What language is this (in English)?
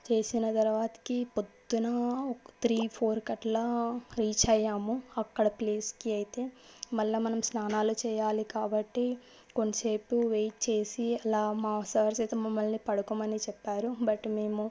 Telugu